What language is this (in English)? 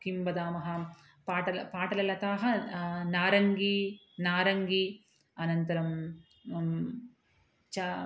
Sanskrit